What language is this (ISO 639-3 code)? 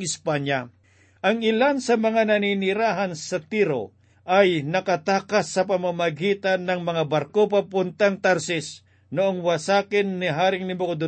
fil